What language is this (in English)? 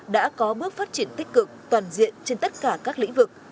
Vietnamese